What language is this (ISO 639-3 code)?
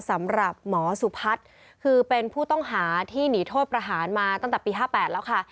tha